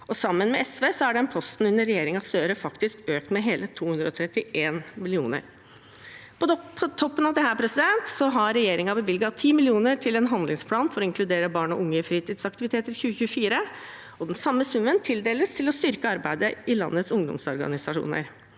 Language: Norwegian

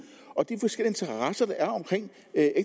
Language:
Danish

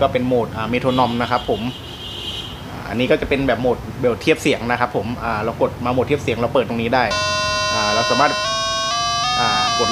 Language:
Thai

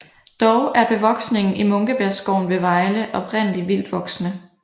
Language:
Danish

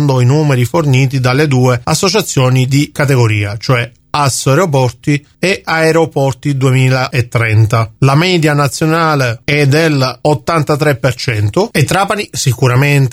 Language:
Italian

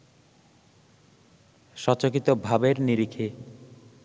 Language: Bangla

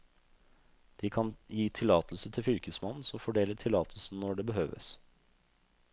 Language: Norwegian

